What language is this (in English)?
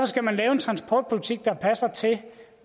Danish